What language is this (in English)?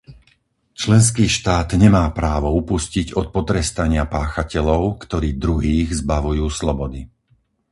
Slovak